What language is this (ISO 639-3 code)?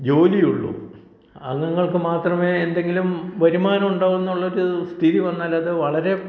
mal